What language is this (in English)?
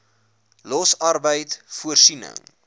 Afrikaans